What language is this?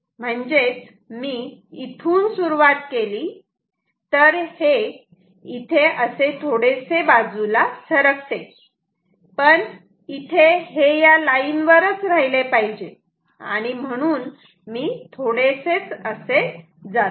Marathi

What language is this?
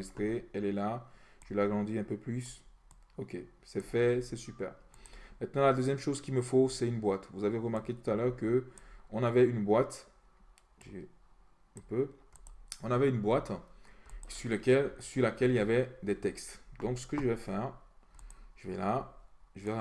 French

